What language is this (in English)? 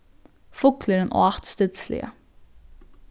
Faroese